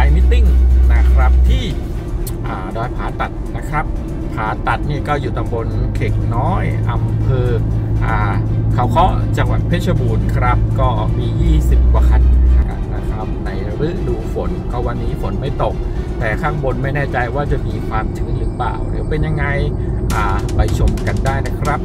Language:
Thai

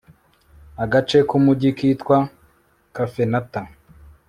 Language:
Kinyarwanda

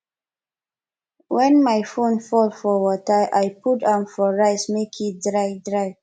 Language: Nigerian Pidgin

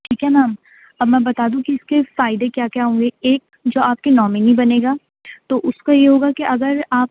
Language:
Urdu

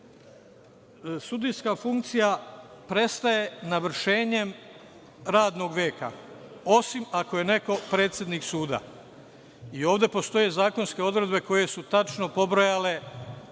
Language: Serbian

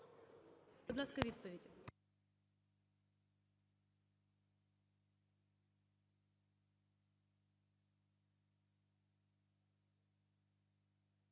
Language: Ukrainian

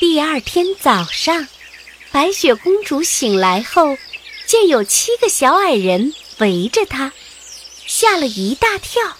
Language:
Chinese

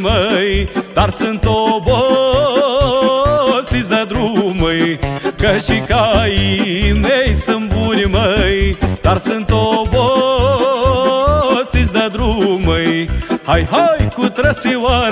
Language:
Romanian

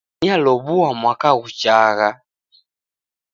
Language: Taita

